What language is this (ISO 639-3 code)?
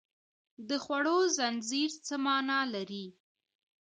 pus